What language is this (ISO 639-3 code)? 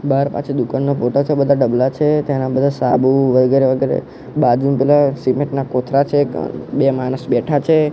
guj